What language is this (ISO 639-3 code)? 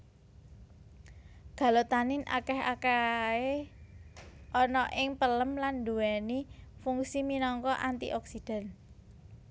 jav